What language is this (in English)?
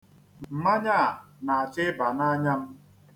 Igbo